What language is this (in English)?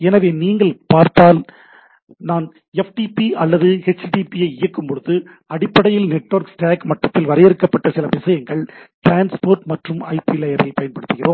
Tamil